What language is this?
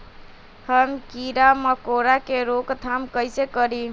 Magahi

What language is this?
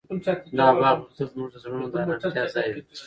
Pashto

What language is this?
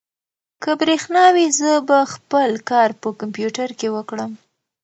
Pashto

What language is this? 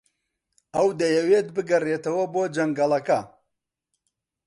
Central Kurdish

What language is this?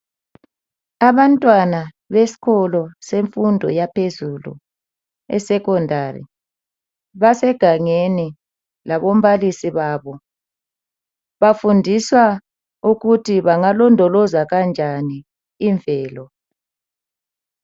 North Ndebele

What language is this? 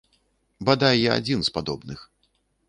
Belarusian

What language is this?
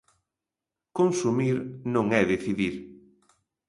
Galician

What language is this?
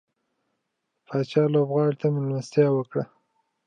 Pashto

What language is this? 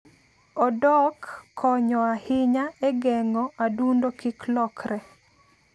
Luo (Kenya and Tanzania)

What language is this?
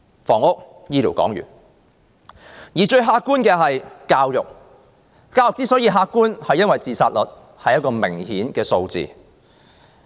Cantonese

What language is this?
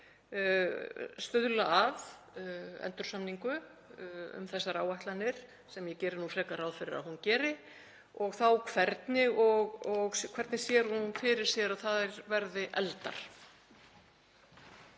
Icelandic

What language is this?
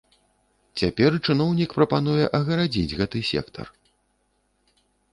Belarusian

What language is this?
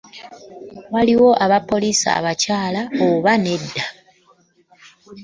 Ganda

